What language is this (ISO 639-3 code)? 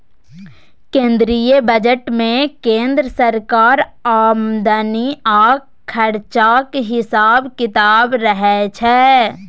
mai